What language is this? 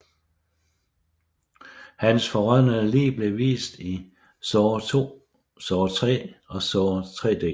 Danish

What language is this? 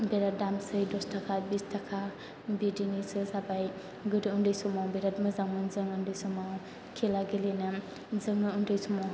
Bodo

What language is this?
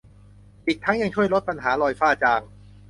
Thai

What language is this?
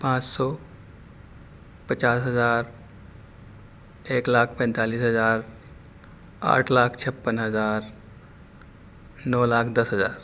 Urdu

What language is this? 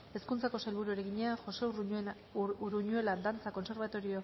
Basque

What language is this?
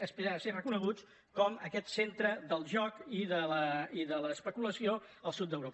Catalan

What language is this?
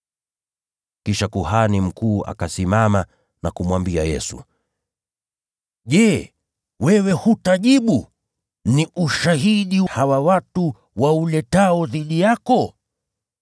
Swahili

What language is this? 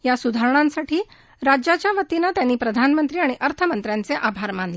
Marathi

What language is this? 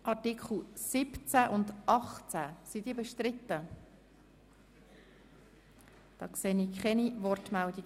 Swiss German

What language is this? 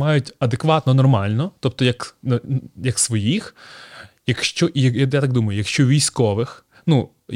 Ukrainian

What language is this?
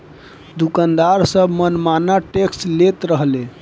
Bhojpuri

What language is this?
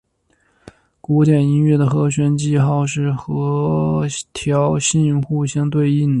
Chinese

